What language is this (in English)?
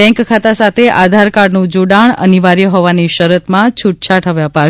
Gujarati